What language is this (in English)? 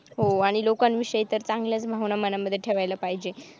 Marathi